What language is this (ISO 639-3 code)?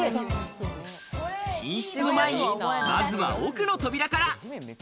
jpn